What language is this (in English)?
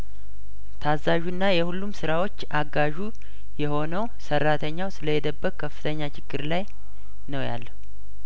Amharic